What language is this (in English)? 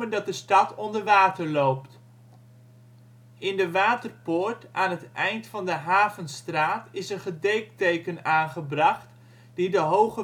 Dutch